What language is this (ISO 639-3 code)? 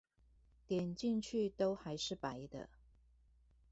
zho